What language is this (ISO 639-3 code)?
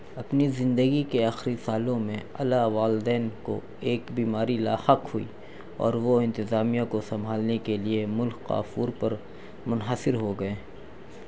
urd